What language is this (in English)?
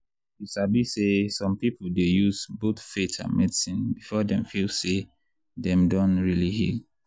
Nigerian Pidgin